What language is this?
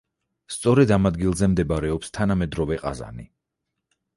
Georgian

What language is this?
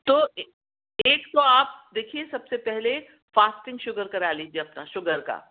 Urdu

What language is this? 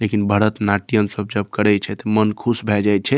Maithili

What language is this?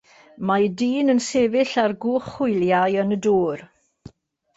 Welsh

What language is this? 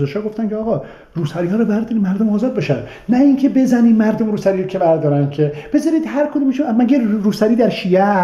Persian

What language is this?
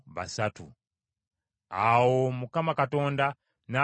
Ganda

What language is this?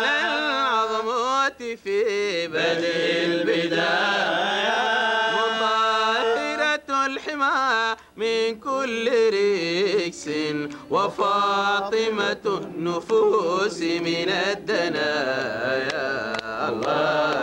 Arabic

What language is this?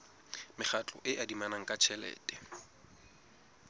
Southern Sotho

